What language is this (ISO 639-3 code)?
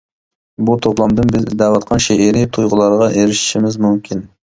uig